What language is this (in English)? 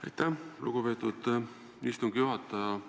Estonian